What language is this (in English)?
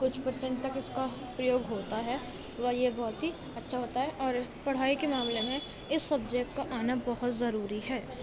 Urdu